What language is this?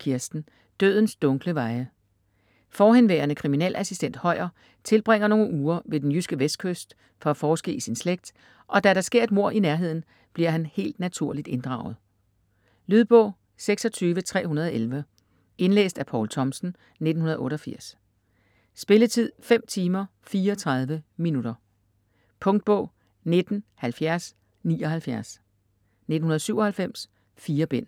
Danish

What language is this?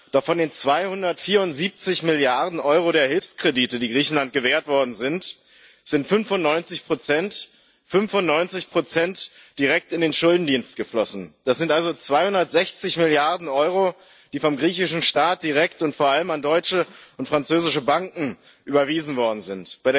German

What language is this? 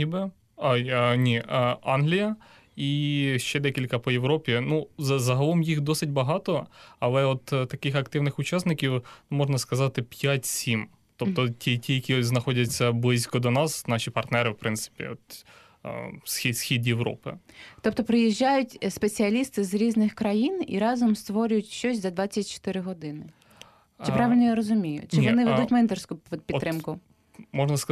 Ukrainian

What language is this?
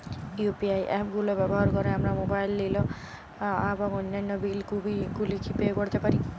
Bangla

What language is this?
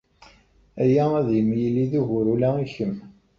Kabyle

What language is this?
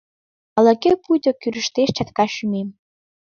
Mari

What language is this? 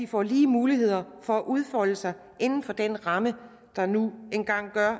Danish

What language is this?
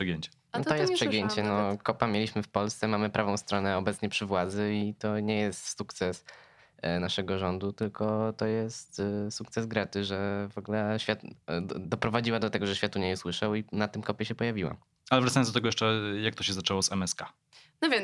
Polish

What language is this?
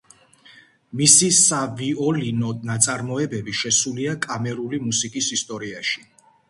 Georgian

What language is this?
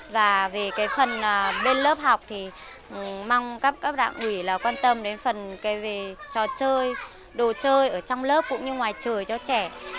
Vietnamese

